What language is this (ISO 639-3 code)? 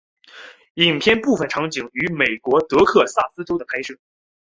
zho